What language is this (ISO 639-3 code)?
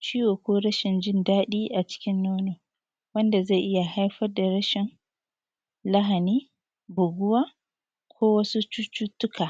hau